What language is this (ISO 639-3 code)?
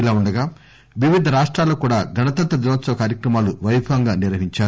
tel